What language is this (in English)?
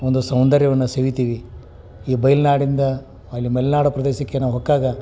Kannada